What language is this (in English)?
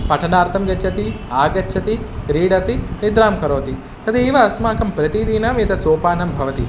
Sanskrit